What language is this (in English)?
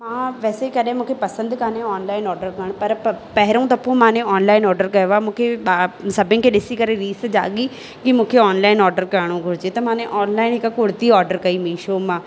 Sindhi